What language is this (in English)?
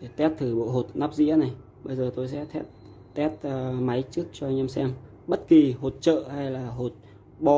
Vietnamese